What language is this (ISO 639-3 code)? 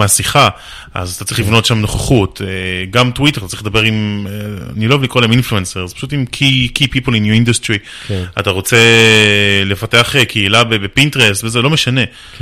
heb